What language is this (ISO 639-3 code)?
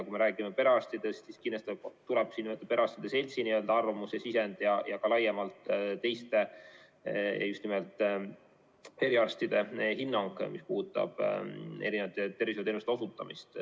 est